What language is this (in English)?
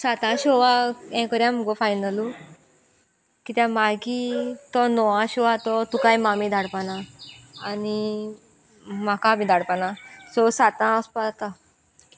Konkani